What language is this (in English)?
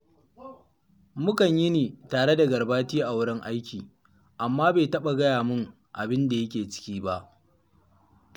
Hausa